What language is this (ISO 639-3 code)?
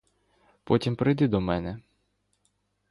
ukr